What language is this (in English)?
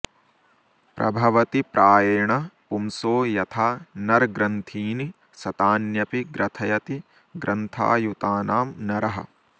Sanskrit